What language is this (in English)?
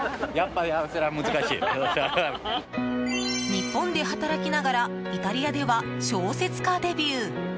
Japanese